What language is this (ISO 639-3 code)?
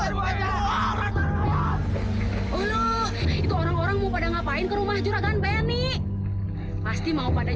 ind